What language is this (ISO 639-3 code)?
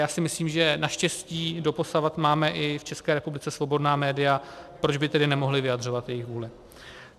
ces